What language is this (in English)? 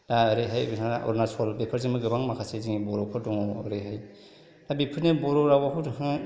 Bodo